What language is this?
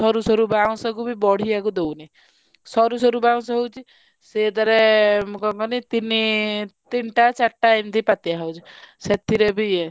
Odia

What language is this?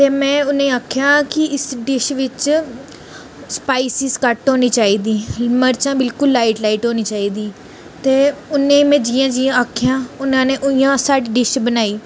Dogri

